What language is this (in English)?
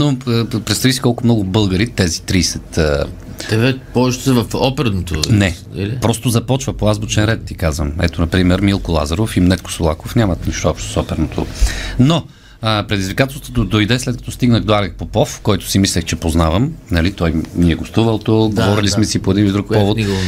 Bulgarian